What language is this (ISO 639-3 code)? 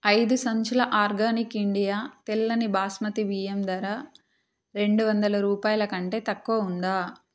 tel